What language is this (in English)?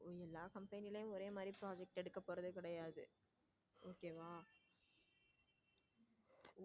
Tamil